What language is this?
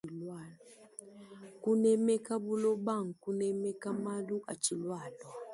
Luba-Lulua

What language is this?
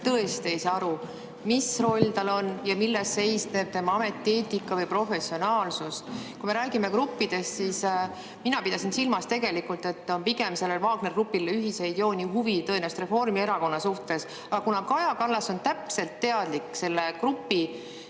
Estonian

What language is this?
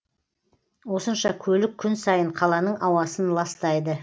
Kazakh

